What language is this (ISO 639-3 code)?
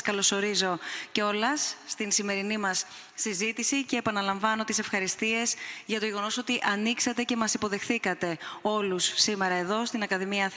ell